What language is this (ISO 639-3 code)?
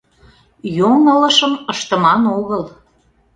chm